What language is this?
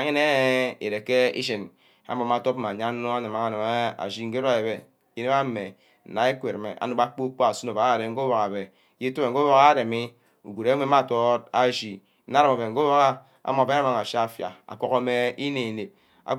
Ubaghara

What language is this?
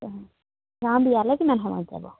Assamese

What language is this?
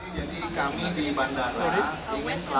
Indonesian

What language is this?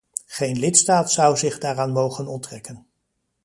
Dutch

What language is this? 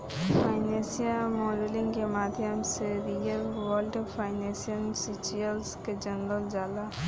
Bhojpuri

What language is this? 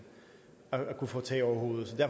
Danish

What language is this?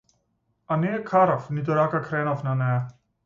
Macedonian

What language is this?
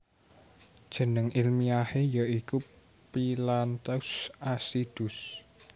Javanese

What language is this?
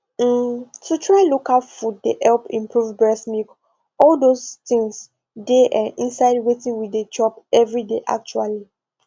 Nigerian Pidgin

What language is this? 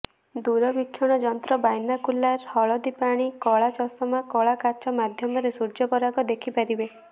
Odia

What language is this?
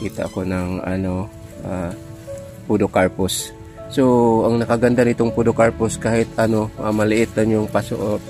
Filipino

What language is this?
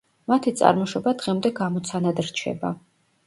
Georgian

